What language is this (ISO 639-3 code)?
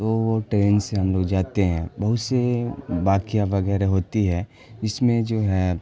urd